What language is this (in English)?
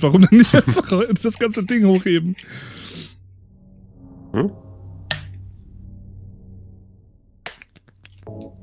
German